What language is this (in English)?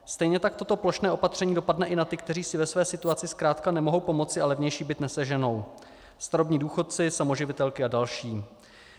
Czech